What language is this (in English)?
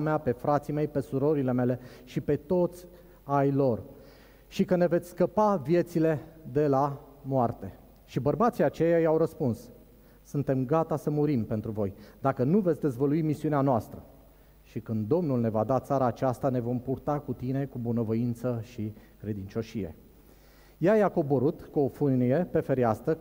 Romanian